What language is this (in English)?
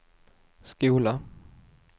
Swedish